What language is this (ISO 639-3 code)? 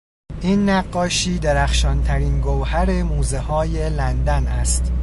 fas